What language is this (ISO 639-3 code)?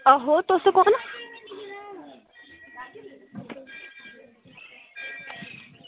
doi